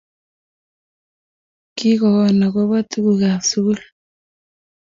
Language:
Kalenjin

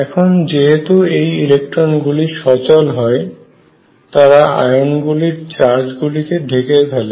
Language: Bangla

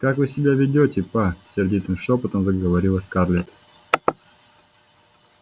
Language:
Russian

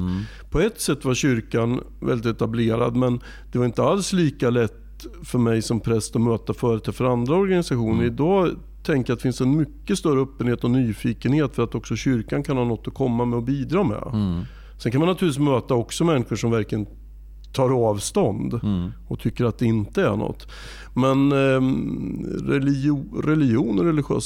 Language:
Swedish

